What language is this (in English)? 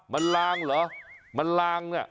Thai